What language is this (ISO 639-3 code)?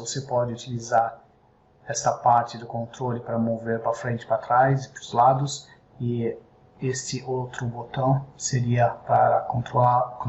por